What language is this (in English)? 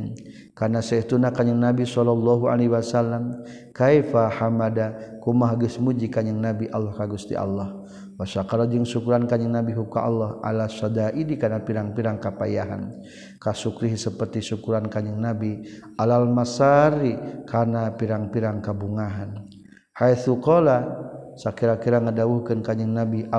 Malay